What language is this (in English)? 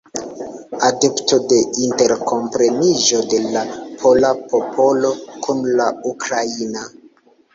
Esperanto